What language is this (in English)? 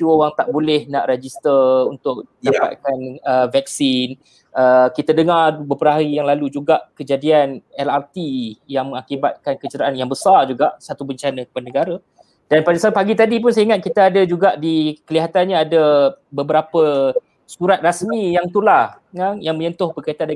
Malay